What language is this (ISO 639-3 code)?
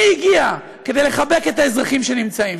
heb